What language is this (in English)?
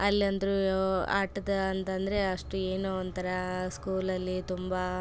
Kannada